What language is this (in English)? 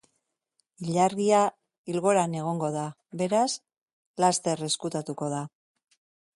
Basque